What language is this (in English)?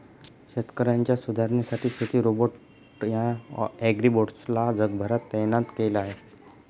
Marathi